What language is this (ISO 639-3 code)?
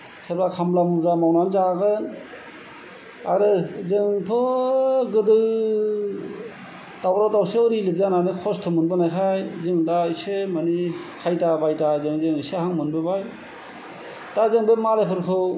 brx